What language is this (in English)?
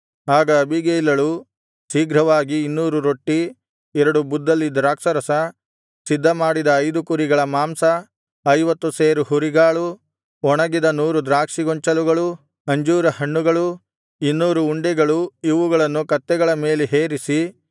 Kannada